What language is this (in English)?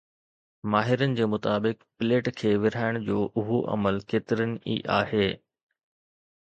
Sindhi